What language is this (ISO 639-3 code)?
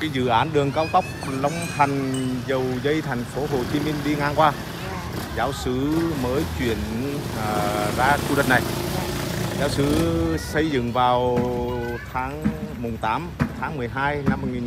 vie